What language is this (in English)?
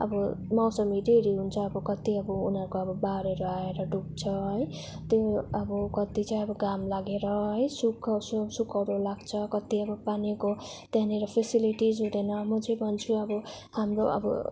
Nepali